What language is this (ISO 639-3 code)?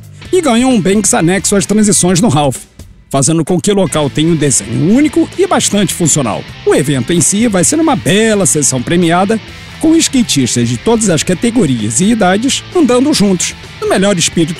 por